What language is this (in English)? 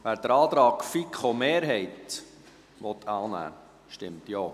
Swiss German